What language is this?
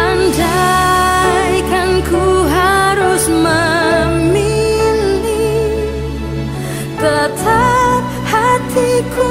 Indonesian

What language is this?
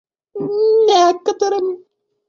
Russian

